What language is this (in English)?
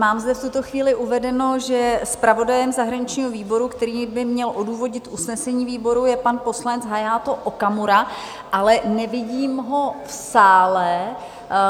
Czech